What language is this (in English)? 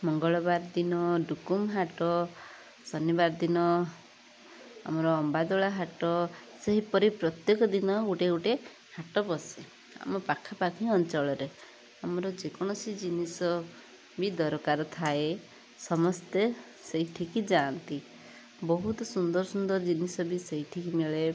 Odia